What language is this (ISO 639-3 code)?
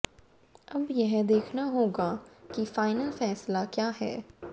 hin